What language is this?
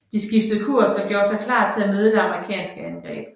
Danish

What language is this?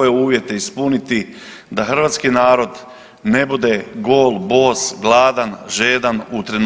Croatian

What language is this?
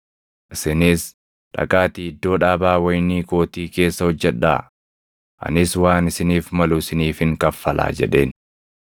Oromo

